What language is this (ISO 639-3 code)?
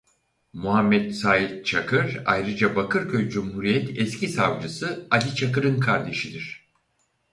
tur